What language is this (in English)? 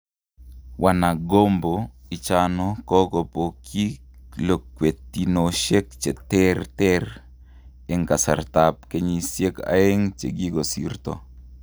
Kalenjin